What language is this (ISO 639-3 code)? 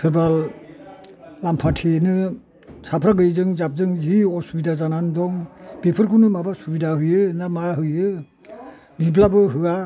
brx